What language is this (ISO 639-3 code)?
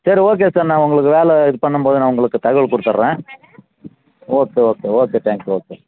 tam